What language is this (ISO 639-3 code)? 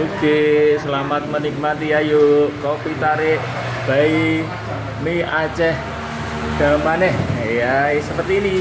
ind